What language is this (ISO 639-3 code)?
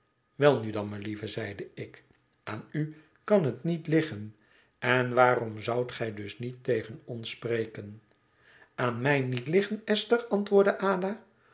nld